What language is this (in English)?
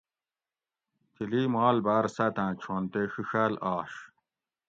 Gawri